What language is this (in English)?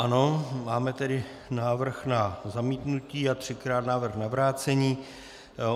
Czech